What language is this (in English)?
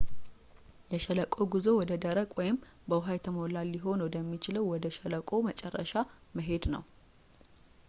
Amharic